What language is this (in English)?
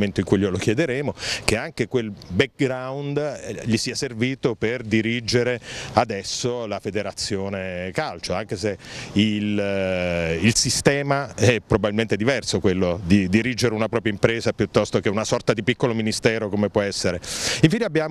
Italian